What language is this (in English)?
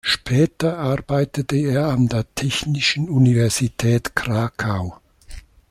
German